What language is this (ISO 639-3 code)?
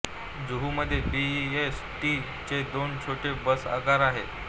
mar